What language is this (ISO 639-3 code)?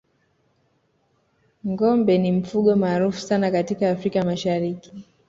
swa